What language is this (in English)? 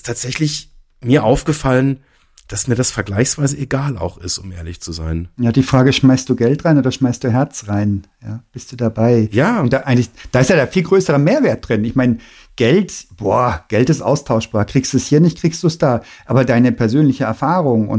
German